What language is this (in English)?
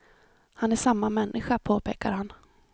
Swedish